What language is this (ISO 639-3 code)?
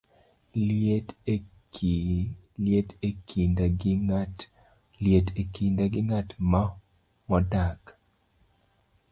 luo